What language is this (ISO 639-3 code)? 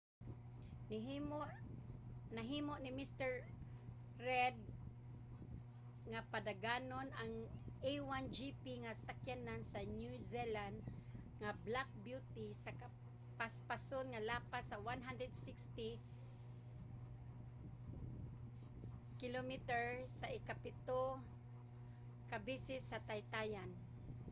ceb